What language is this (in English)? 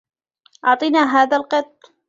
Arabic